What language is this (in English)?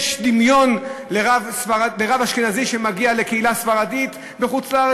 Hebrew